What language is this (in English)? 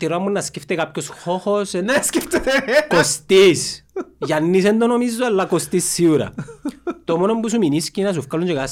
Greek